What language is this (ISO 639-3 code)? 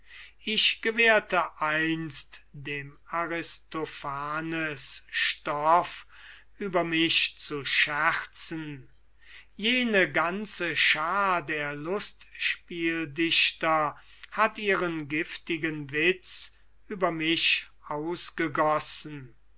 deu